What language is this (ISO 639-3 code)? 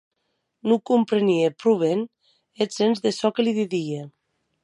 oci